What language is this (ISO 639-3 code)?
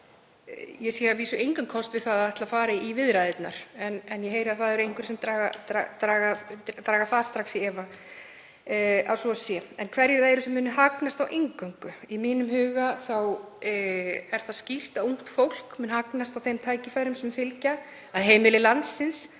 isl